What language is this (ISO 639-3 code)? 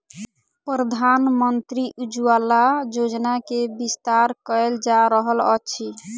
mai